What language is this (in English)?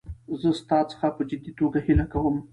Pashto